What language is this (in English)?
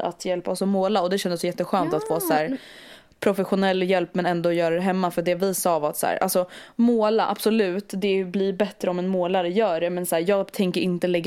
Swedish